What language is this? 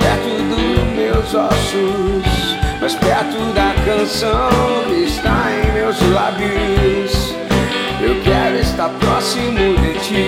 Portuguese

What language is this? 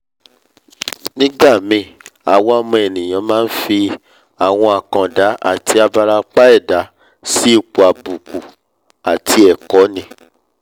Yoruba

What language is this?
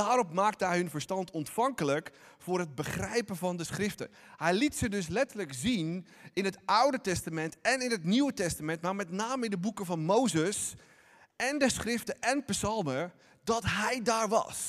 Dutch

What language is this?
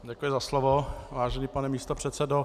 Czech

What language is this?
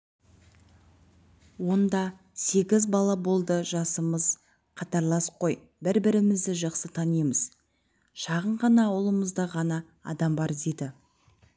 Kazakh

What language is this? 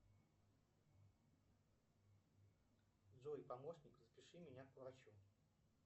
Russian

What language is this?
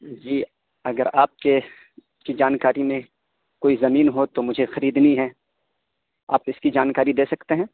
Urdu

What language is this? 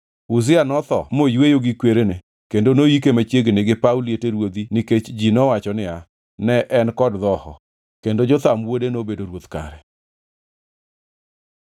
Luo (Kenya and Tanzania)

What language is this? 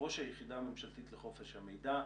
Hebrew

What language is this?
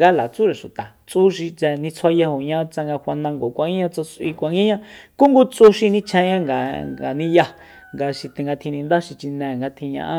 Soyaltepec Mazatec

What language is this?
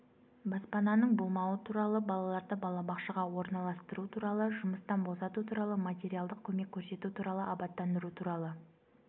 Kazakh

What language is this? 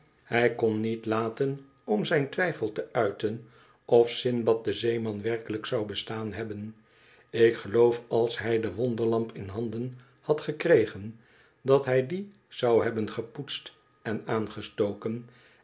Dutch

